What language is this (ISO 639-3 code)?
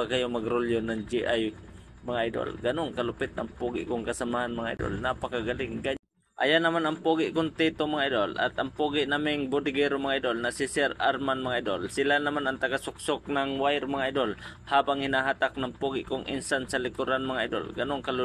fil